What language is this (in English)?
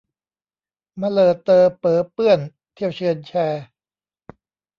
Thai